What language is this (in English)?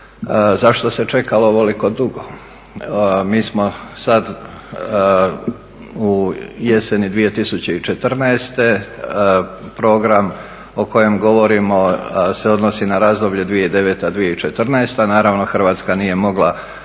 Croatian